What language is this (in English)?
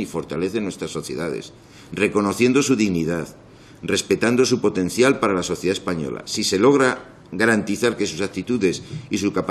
Spanish